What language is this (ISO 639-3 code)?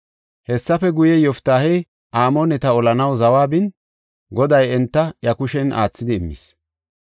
gof